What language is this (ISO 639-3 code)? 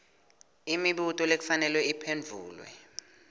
ssw